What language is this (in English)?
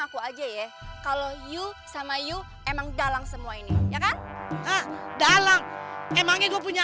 Indonesian